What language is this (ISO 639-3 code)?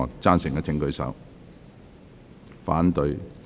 yue